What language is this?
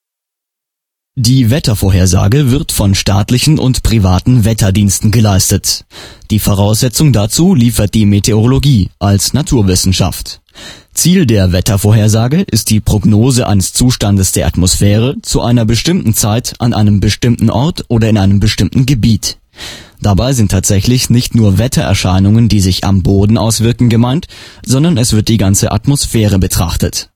German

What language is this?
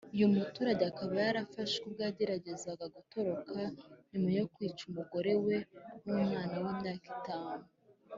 Kinyarwanda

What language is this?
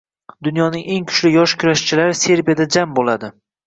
Uzbek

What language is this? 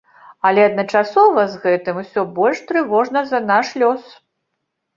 Belarusian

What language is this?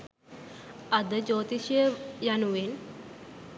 Sinhala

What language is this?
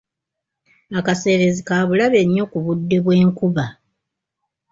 Ganda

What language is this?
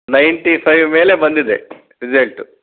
Kannada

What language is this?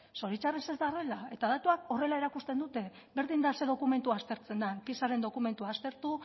Basque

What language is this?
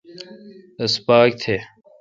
Kalkoti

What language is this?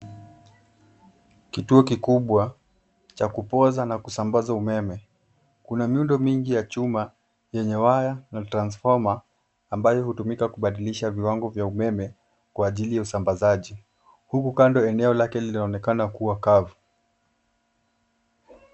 Swahili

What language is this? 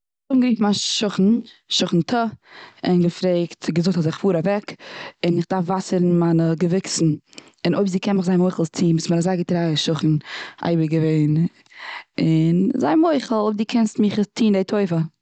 Yiddish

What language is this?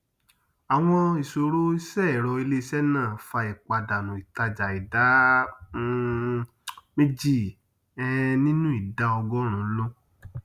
Yoruba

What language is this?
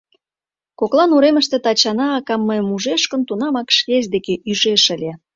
Mari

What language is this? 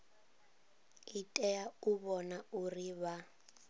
Venda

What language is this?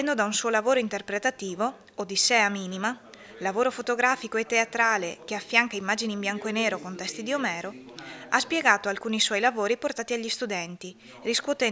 Italian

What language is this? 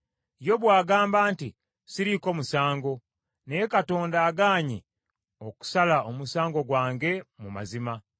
Ganda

